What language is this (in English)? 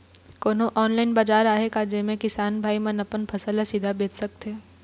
Chhattisgarhi